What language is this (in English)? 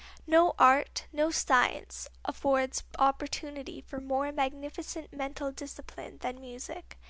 English